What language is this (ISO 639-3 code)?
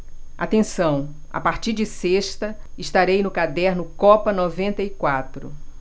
por